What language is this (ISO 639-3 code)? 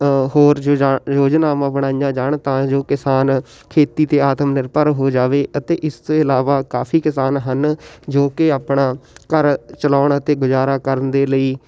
pan